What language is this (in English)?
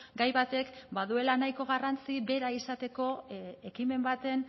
Basque